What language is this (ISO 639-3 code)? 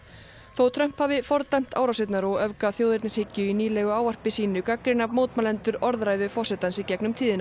isl